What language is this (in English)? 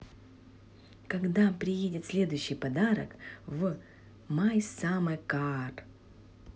Russian